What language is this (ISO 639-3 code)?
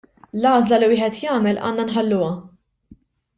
mlt